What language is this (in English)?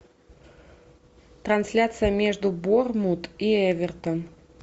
Russian